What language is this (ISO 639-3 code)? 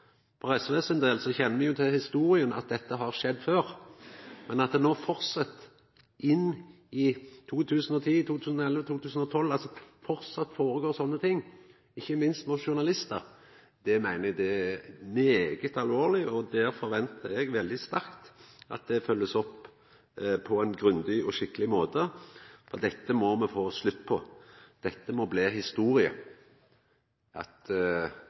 nno